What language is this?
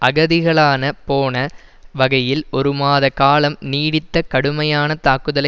Tamil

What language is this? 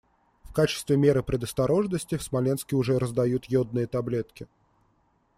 Russian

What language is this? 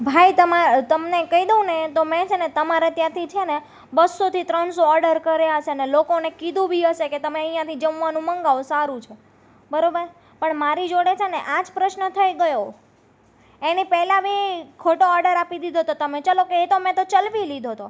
Gujarati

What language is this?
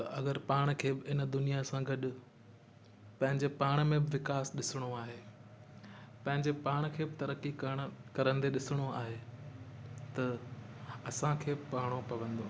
Sindhi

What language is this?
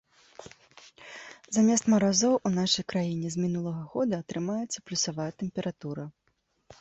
Belarusian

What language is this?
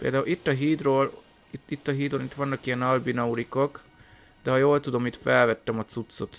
Hungarian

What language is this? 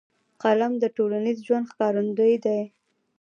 Pashto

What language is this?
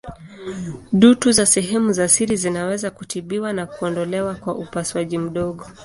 Swahili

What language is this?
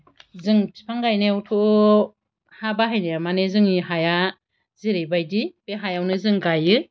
Bodo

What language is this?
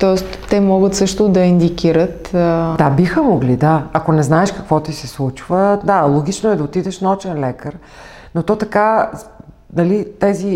Bulgarian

